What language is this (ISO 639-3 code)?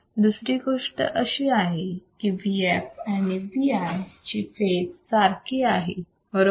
mar